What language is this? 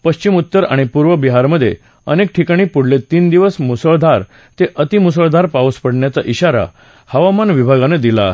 Marathi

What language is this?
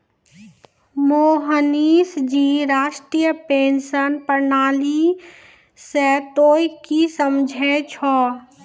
Maithili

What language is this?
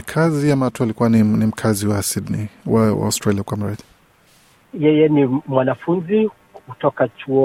Swahili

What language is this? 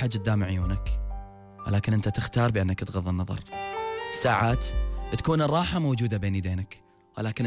Arabic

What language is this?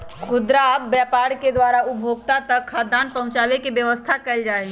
Magahi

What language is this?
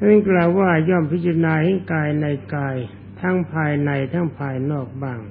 Thai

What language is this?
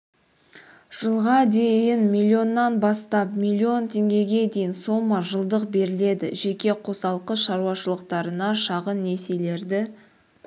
Kazakh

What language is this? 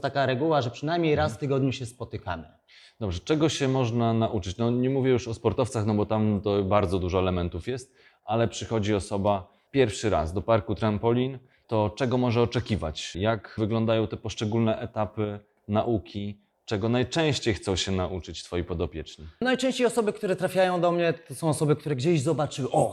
Polish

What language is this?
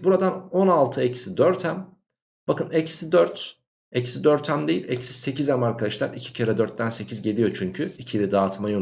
Turkish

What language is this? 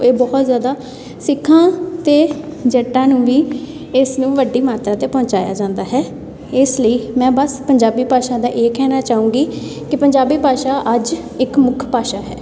Punjabi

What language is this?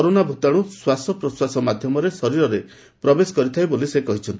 Odia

